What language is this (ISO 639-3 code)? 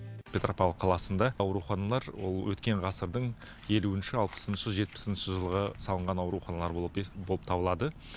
kaz